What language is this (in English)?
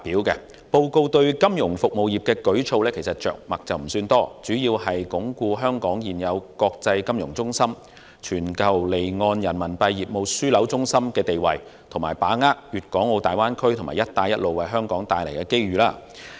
Cantonese